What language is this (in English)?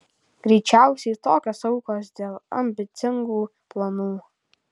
Lithuanian